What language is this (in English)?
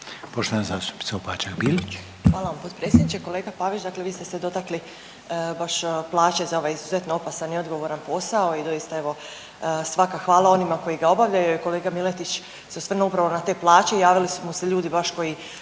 Croatian